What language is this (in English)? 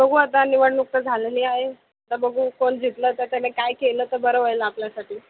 Marathi